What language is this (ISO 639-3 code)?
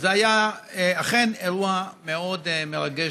heb